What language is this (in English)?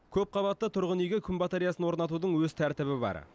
Kazakh